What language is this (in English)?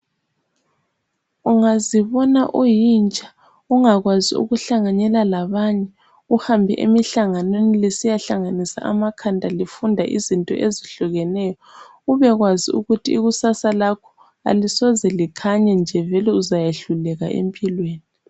North Ndebele